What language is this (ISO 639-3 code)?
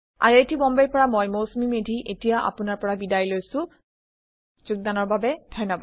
asm